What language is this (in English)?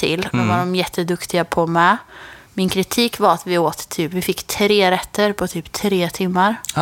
Swedish